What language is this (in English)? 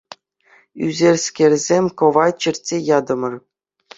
Chuvash